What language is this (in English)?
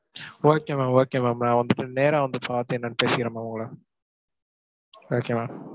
Tamil